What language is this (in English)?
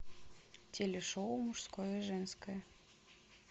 Russian